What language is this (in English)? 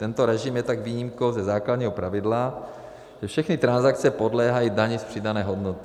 Czech